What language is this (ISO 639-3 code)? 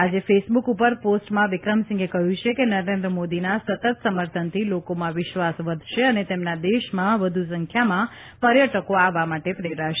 guj